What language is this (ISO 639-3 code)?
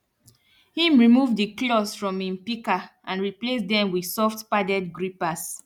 pcm